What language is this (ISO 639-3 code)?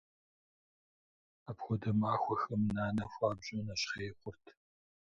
kbd